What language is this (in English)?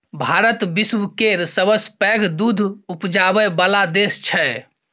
Maithili